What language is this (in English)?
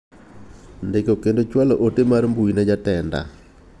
Luo (Kenya and Tanzania)